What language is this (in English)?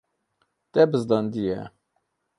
Kurdish